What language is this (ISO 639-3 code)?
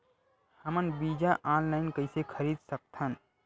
hne